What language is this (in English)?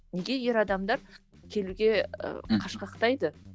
Kazakh